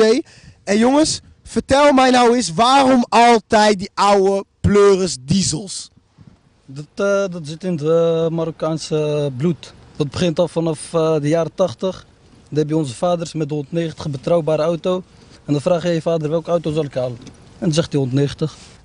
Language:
Dutch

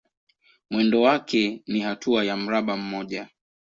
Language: Swahili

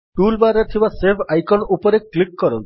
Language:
Odia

